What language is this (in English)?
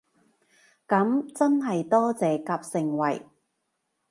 Cantonese